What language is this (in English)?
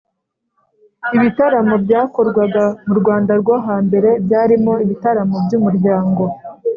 Kinyarwanda